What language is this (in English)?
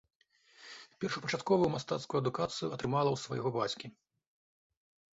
Belarusian